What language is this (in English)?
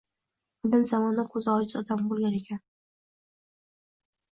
Uzbek